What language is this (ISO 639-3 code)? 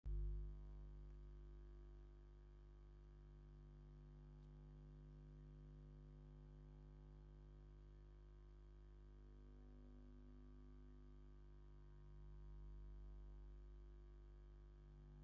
tir